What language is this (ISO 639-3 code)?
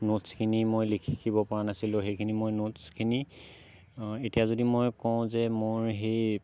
asm